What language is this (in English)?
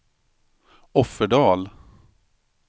Swedish